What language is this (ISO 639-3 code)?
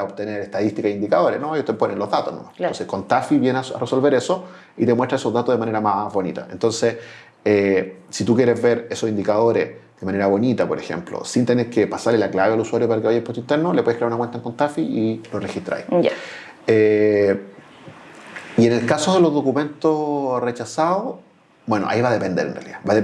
spa